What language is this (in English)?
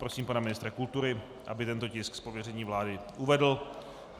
Czech